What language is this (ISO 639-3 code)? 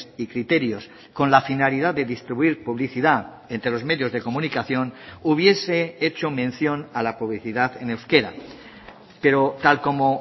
spa